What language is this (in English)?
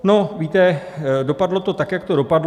Czech